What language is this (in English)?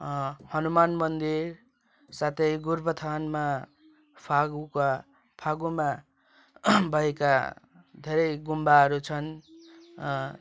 Nepali